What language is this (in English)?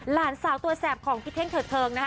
Thai